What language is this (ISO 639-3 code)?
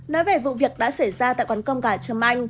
vie